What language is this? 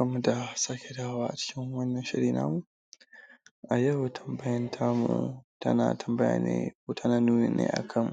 Hausa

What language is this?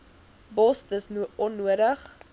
Afrikaans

